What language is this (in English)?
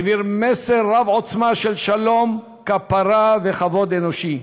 Hebrew